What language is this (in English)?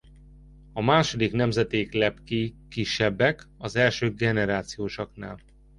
Hungarian